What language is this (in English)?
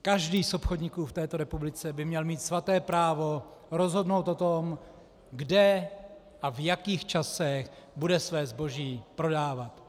Czech